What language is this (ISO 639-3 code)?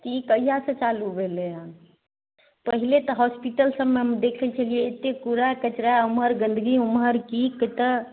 mai